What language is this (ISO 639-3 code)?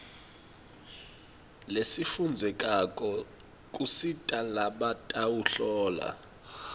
ssw